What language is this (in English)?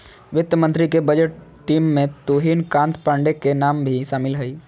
Magahi